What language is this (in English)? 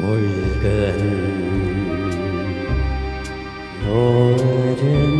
Korean